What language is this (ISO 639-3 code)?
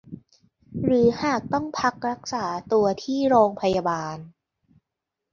tha